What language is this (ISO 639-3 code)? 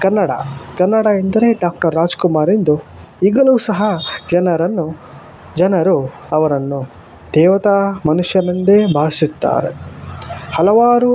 kan